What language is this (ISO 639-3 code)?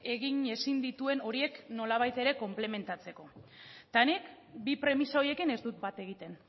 eus